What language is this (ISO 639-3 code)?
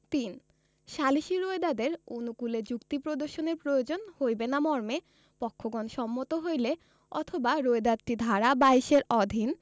ben